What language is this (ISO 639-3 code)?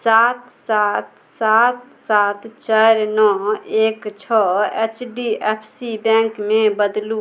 mai